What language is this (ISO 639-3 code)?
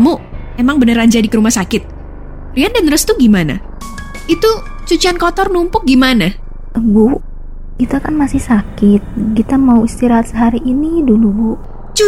ind